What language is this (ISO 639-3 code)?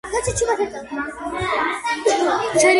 kat